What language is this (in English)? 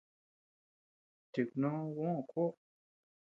Tepeuxila Cuicatec